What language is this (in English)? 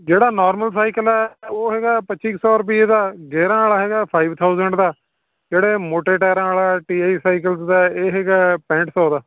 Punjabi